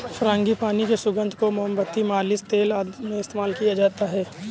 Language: Hindi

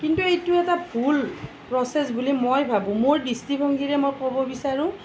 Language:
Assamese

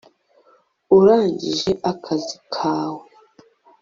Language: Kinyarwanda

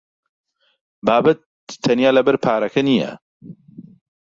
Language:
Central Kurdish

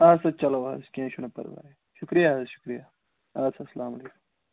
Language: Kashmiri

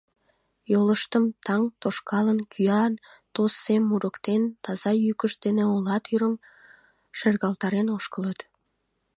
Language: Mari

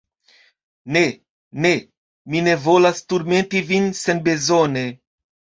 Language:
Esperanto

